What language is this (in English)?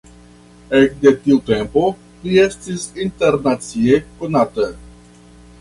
Esperanto